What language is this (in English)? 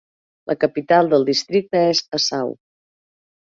Catalan